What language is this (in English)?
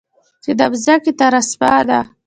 Pashto